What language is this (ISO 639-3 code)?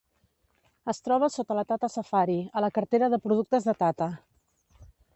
cat